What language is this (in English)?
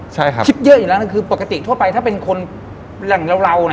Thai